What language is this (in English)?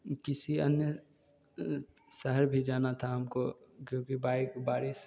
Hindi